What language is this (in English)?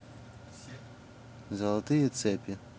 Russian